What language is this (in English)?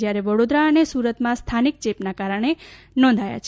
Gujarati